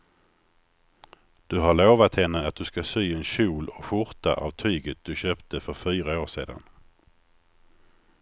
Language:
Swedish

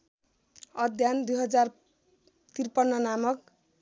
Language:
Nepali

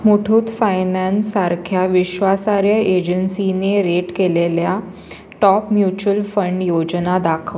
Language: Marathi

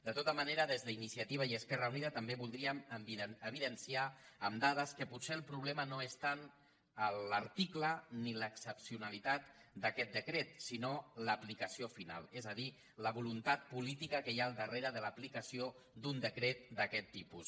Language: Catalan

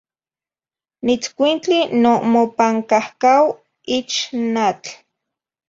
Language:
Zacatlán-Ahuacatlán-Tepetzintla Nahuatl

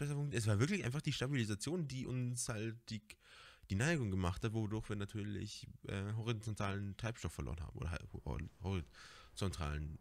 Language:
German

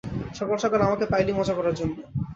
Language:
Bangla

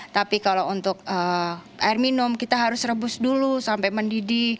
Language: Indonesian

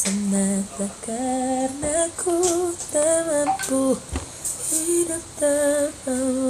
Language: Indonesian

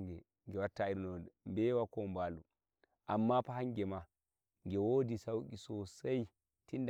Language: Nigerian Fulfulde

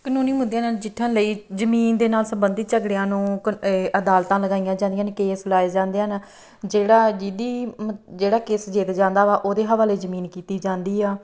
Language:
Punjabi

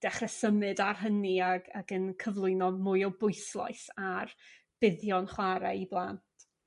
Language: Welsh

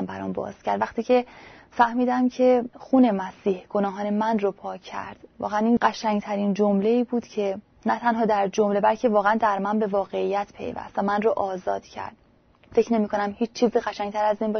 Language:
Persian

